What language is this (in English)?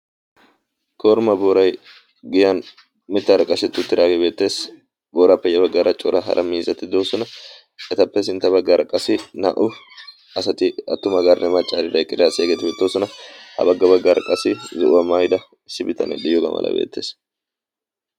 Wolaytta